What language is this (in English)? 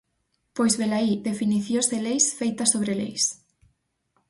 Galician